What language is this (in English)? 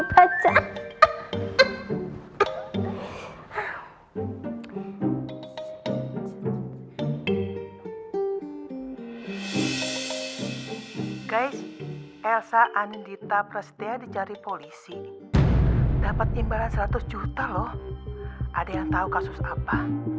Indonesian